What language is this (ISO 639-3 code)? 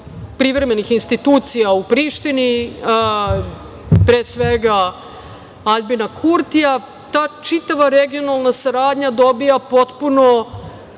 srp